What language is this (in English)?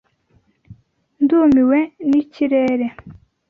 Kinyarwanda